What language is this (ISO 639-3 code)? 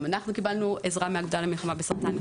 heb